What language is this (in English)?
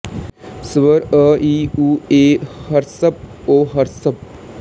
Punjabi